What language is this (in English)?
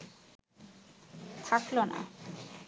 Bangla